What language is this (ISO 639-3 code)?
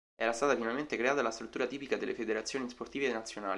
ita